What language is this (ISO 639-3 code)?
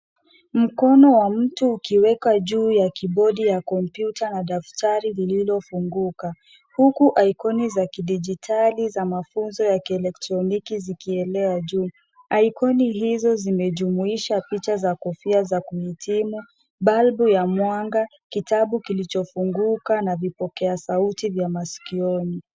swa